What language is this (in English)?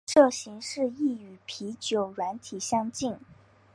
Chinese